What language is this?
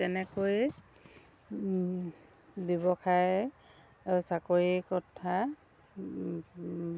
Assamese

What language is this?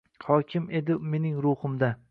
Uzbek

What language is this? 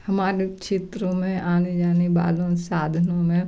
Hindi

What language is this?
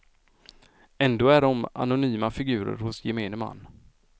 Swedish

